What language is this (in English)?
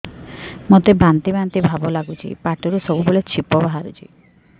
Odia